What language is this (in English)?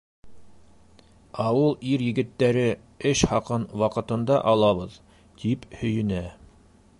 Bashkir